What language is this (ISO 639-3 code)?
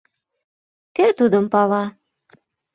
chm